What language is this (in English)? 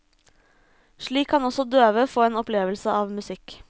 Norwegian